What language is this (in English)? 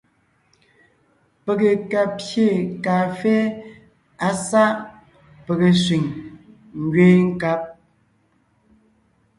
Ngiemboon